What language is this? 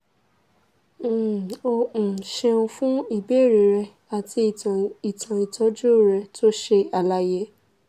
Yoruba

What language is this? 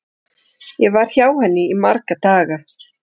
Icelandic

